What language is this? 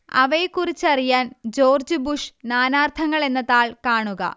Malayalam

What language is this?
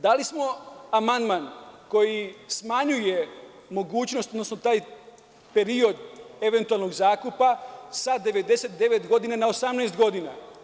Serbian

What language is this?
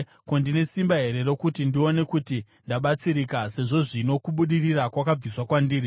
Shona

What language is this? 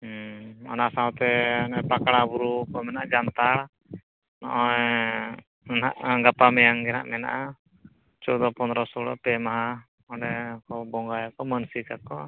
Santali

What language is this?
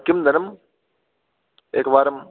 Sanskrit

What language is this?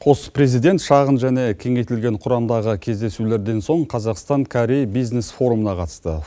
Kazakh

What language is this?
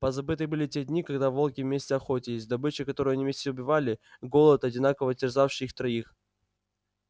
Russian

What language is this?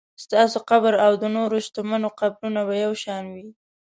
Pashto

